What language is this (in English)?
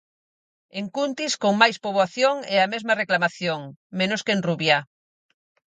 Galician